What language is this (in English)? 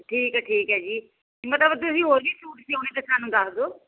Punjabi